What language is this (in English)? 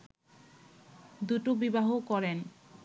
Bangla